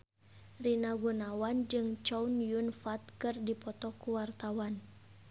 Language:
Sundanese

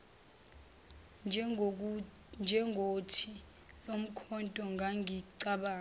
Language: Zulu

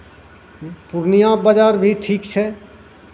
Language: Maithili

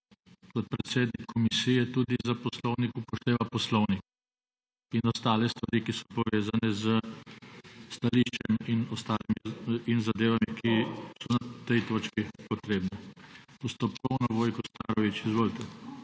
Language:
Slovenian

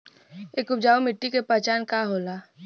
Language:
Bhojpuri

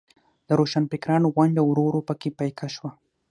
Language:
Pashto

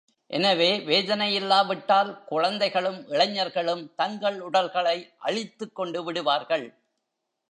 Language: Tamil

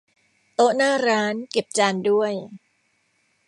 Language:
Thai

